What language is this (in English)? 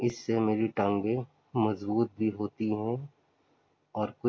Urdu